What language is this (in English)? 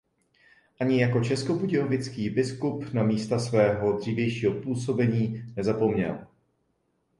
Czech